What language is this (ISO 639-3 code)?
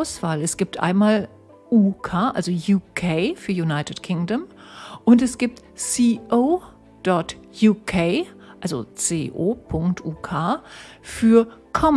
deu